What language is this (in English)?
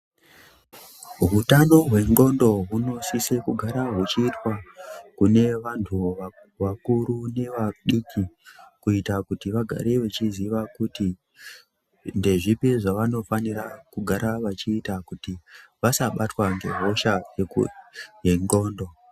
Ndau